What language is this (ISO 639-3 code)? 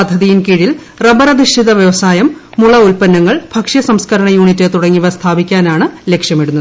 mal